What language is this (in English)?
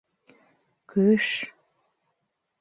Bashkir